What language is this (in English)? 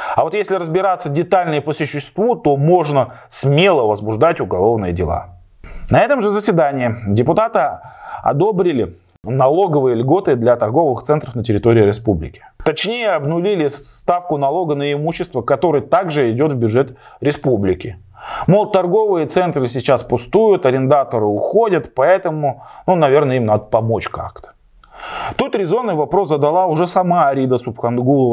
Russian